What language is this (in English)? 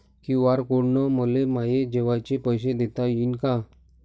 Marathi